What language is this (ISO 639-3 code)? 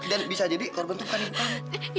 ind